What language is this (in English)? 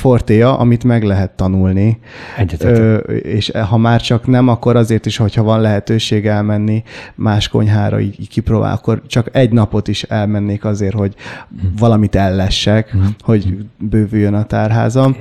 Hungarian